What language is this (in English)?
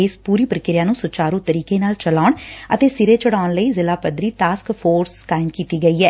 Punjabi